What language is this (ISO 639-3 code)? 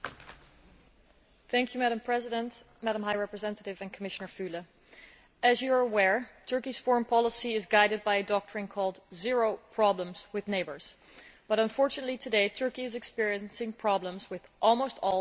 eng